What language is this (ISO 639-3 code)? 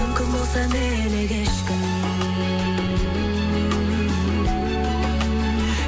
kaz